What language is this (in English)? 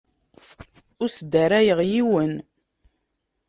Kabyle